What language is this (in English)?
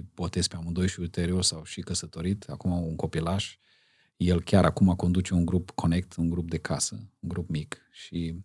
Romanian